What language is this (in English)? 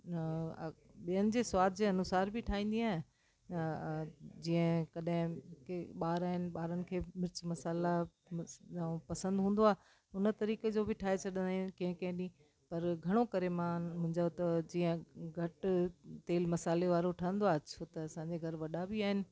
Sindhi